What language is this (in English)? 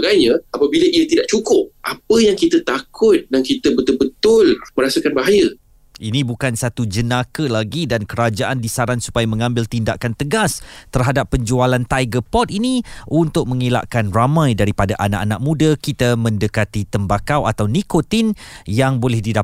Malay